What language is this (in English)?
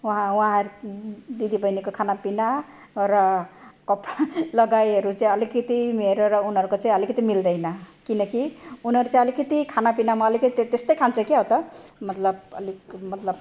Nepali